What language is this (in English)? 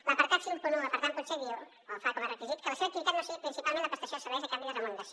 Catalan